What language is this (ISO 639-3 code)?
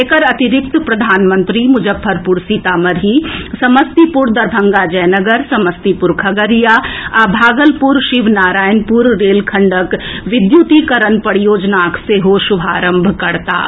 mai